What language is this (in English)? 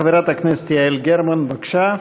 Hebrew